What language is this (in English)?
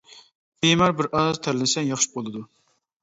Uyghur